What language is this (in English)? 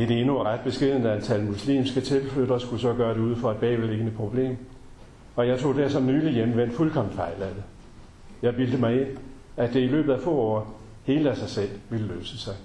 Danish